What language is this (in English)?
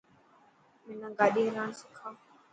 Dhatki